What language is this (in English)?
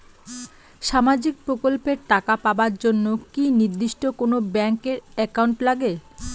Bangla